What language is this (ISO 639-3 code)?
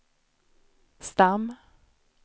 swe